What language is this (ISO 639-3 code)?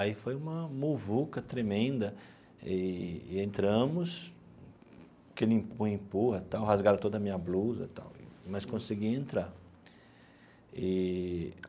por